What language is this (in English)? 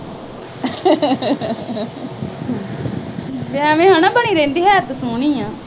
Punjabi